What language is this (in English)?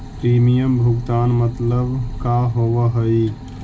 Magahi